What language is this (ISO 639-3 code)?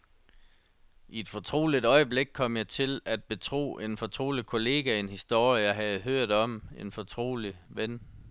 dan